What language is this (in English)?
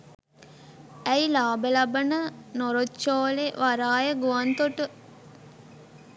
Sinhala